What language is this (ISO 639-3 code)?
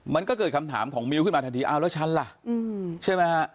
tha